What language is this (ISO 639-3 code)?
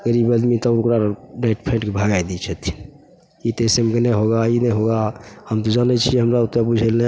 mai